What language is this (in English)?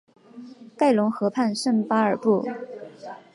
Chinese